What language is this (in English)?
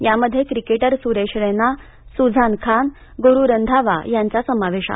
Marathi